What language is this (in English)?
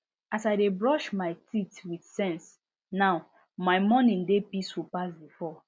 Nigerian Pidgin